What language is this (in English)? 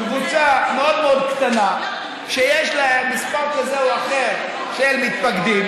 Hebrew